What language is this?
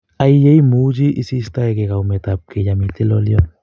Kalenjin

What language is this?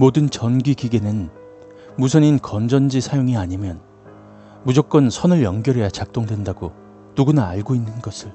Korean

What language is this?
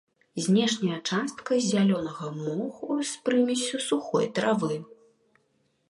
Belarusian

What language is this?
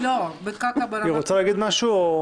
Hebrew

